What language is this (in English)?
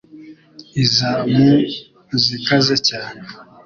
Kinyarwanda